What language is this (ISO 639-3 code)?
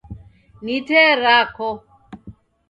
dav